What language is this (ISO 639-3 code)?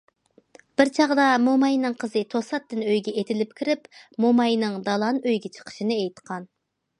uig